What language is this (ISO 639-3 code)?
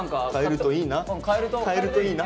jpn